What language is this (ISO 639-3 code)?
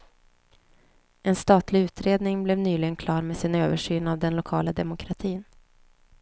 swe